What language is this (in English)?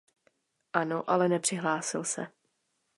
Czech